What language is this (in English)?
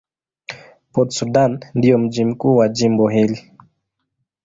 Swahili